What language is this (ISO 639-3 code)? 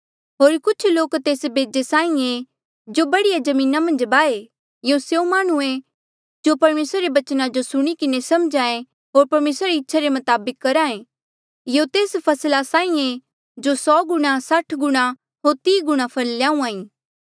mjl